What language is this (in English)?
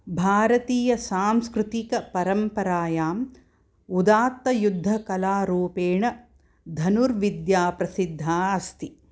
Sanskrit